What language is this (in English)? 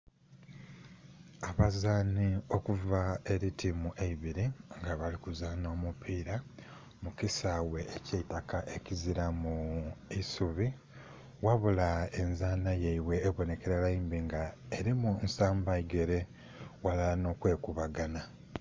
Soga